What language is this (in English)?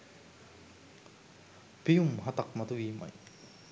Sinhala